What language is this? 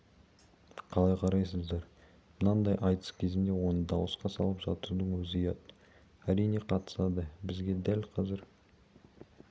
Kazakh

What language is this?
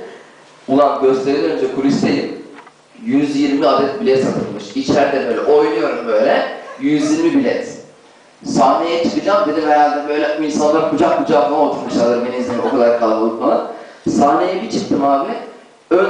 Turkish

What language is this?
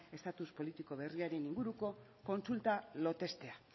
Basque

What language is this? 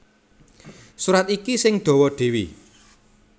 Javanese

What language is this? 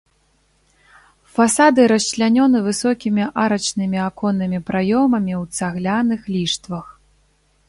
Belarusian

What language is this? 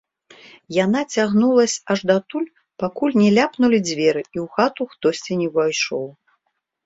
Belarusian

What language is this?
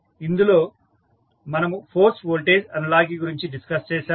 Telugu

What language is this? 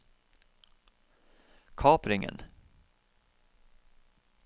Norwegian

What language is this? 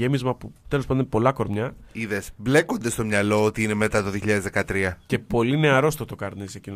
Greek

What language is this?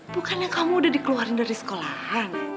Indonesian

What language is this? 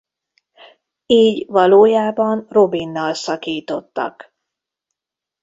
Hungarian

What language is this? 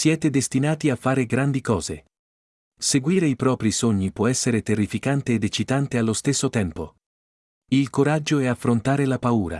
Italian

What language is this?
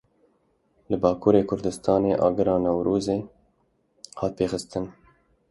Kurdish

